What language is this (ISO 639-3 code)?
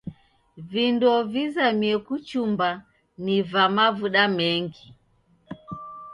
dav